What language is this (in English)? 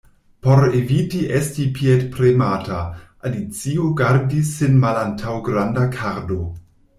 Esperanto